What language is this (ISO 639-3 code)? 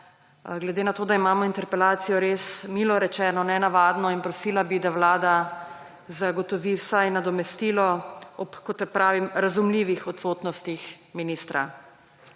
slv